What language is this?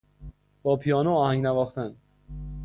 Persian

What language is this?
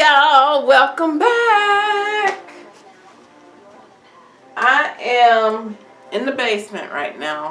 English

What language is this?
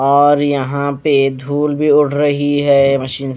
Hindi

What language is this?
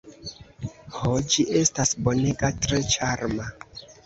Esperanto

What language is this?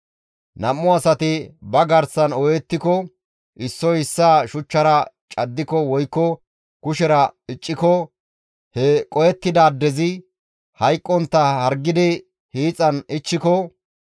Gamo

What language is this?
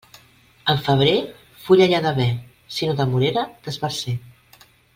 Catalan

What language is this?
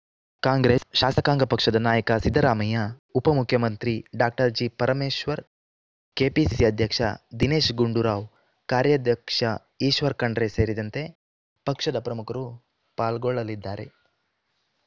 Kannada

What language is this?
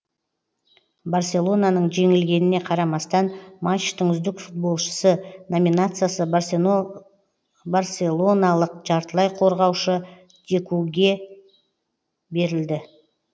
Kazakh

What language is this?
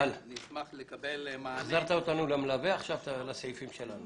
Hebrew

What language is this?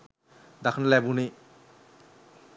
Sinhala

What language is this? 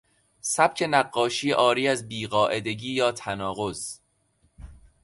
Persian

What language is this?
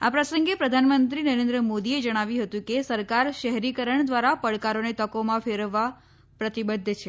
Gujarati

